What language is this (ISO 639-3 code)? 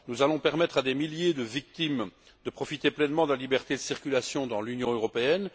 fra